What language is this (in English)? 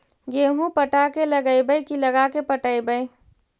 Magahi